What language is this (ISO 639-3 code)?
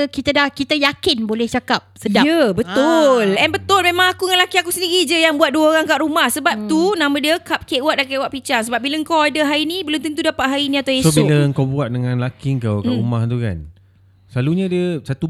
msa